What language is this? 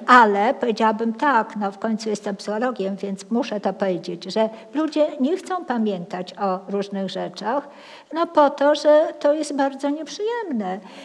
Polish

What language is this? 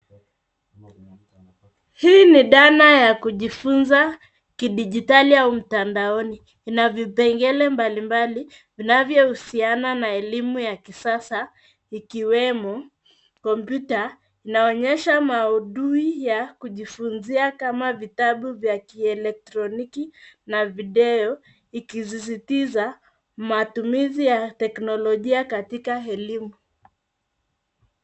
Swahili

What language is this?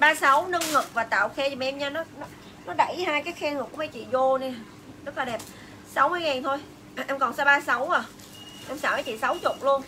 Vietnamese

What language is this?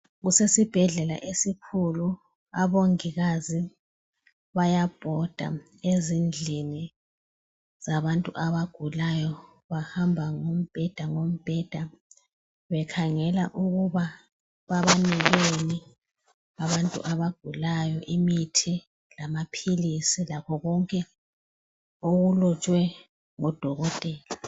North Ndebele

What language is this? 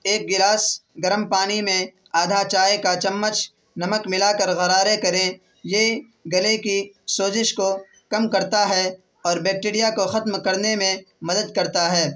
Urdu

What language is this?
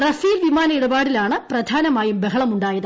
Malayalam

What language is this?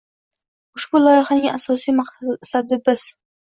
Uzbek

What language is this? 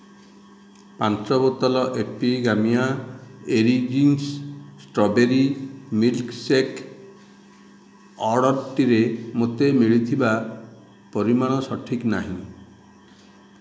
Odia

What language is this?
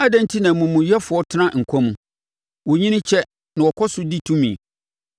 Akan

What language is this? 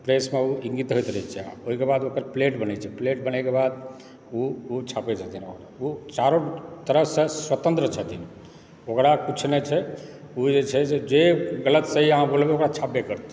Maithili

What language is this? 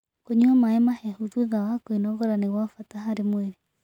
Kikuyu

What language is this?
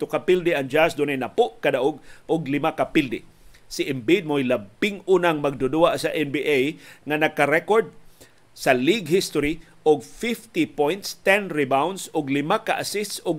Filipino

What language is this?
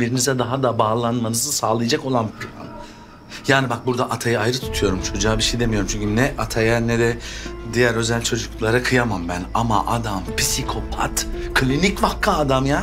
Turkish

